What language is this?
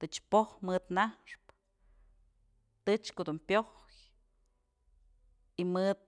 Mazatlán Mixe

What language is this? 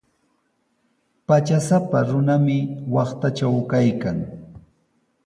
Sihuas Ancash Quechua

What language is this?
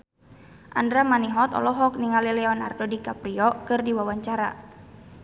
Sundanese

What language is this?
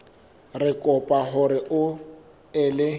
Southern Sotho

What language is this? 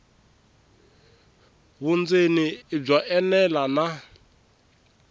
Tsonga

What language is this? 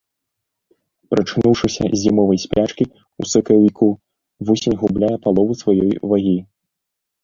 Belarusian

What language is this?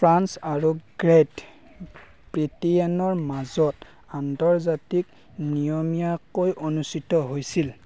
Assamese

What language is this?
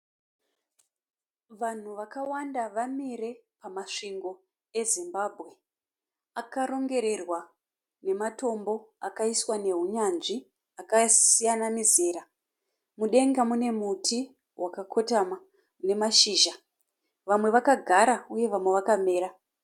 Shona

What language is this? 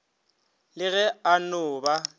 Northern Sotho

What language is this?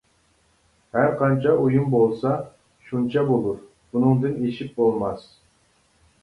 Uyghur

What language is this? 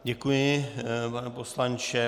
Czech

